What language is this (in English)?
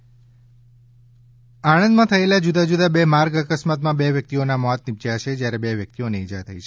Gujarati